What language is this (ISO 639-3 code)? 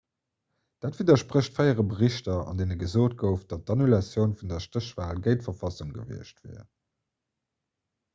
ltz